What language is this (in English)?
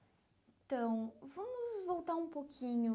Portuguese